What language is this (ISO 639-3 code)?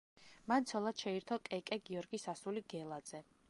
kat